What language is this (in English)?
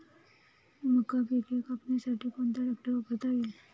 Marathi